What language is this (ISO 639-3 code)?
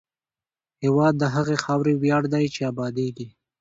pus